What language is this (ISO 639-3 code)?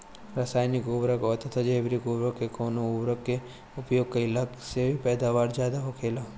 bho